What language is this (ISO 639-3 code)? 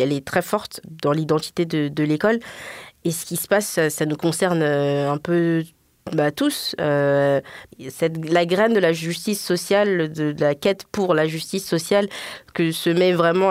fra